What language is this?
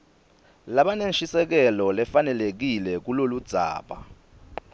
Swati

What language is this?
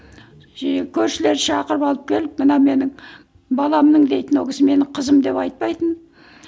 Kazakh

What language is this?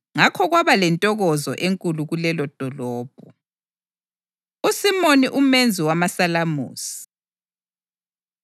North Ndebele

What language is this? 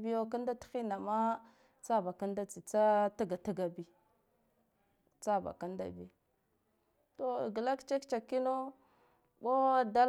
Guduf-Gava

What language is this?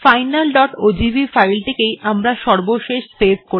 Bangla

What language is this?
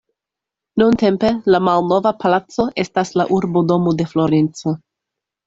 Esperanto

